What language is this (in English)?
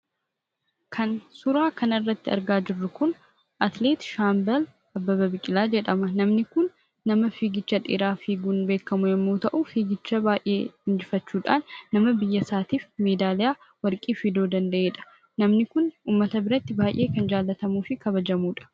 Oromo